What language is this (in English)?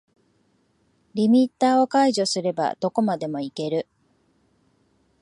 Japanese